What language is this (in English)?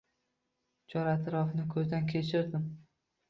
Uzbek